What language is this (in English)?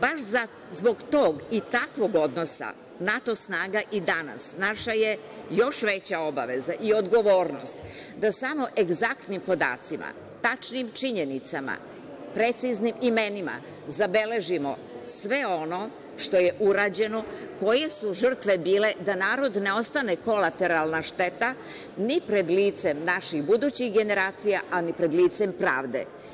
Serbian